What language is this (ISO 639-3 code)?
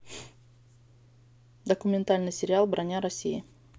rus